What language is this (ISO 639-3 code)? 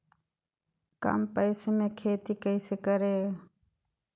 mag